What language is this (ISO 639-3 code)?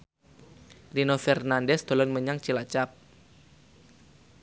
jav